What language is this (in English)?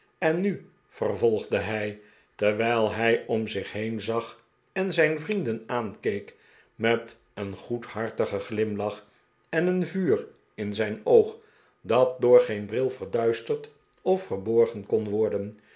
Dutch